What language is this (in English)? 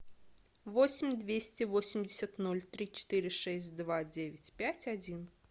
Russian